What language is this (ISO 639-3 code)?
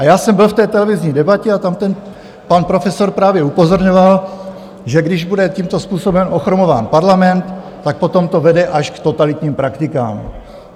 ces